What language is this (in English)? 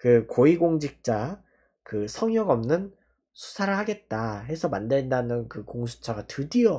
Korean